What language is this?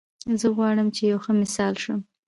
Pashto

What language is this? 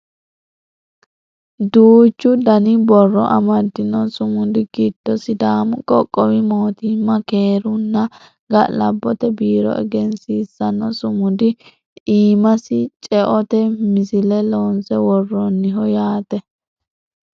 Sidamo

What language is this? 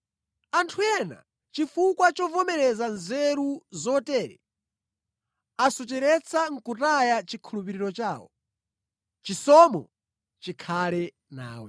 Nyanja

